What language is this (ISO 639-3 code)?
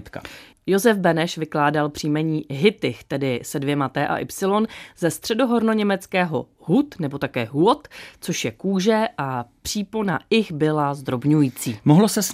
ces